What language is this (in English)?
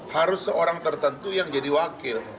Indonesian